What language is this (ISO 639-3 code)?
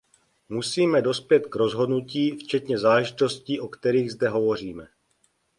ces